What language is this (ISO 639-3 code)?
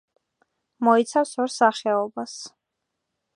kat